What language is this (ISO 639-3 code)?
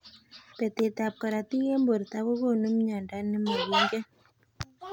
kln